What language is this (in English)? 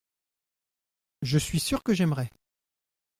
French